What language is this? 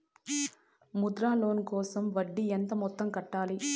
Telugu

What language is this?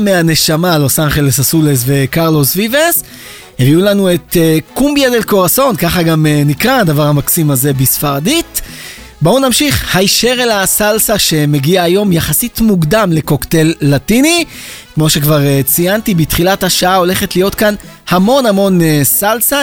Hebrew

